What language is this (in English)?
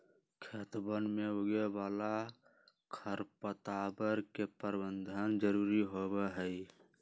Magahi